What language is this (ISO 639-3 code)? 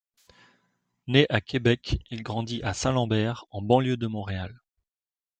fra